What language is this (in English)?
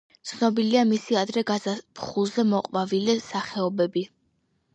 Georgian